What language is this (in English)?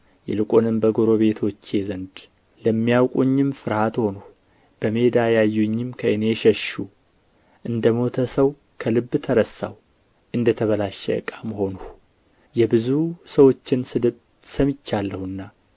Amharic